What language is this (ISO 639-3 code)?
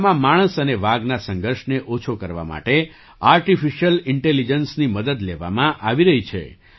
guj